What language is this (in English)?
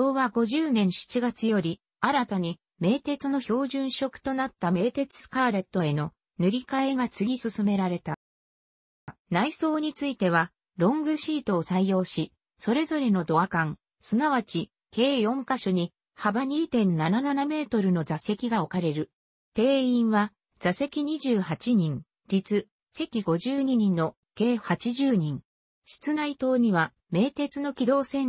Japanese